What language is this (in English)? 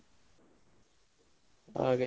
Kannada